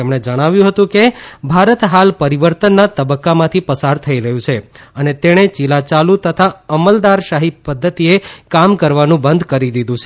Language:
Gujarati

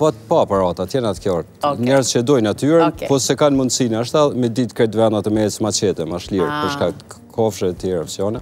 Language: Romanian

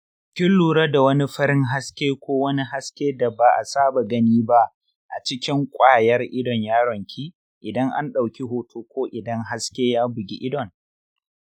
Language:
Hausa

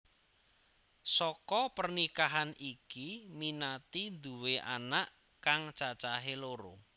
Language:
Javanese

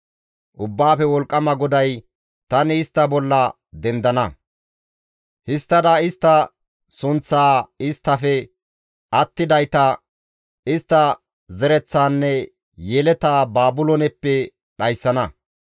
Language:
Gamo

